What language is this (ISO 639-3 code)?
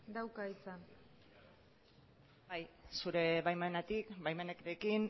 eus